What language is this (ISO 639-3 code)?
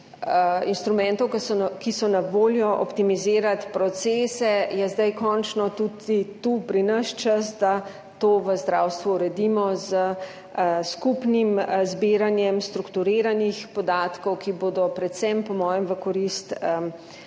slv